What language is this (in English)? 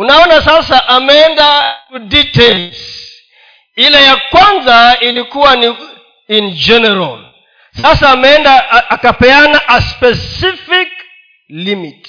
Swahili